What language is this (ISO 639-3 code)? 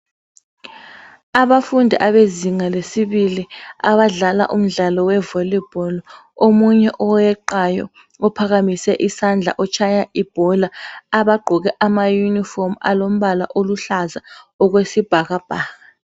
nde